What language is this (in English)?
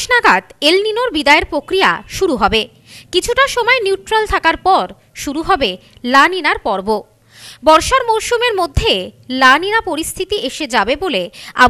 Bangla